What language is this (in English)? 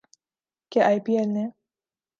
Urdu